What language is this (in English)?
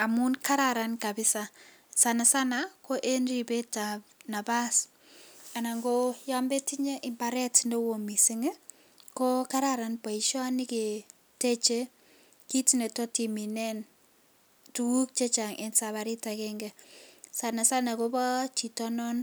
Kalenjin